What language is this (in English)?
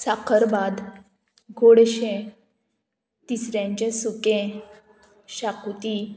Konkani